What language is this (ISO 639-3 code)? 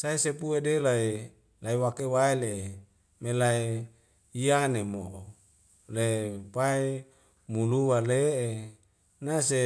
weo